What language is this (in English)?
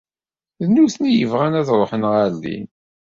Kabyle